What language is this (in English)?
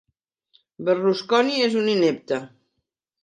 Catalan